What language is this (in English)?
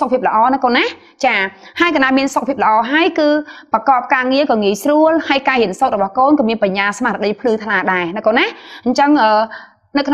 Vietnamese